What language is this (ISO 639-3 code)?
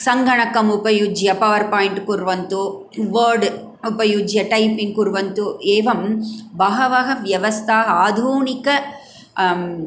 san